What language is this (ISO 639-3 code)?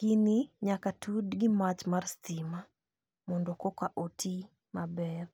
luo